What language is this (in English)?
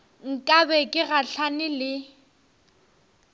Northern Sotho